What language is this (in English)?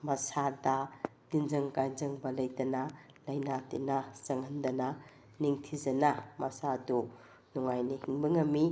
Manipuri